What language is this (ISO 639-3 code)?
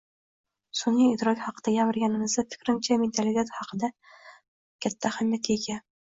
uzb